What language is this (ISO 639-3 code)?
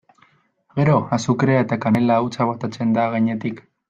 eus